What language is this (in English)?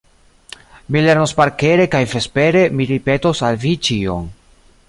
Esperanto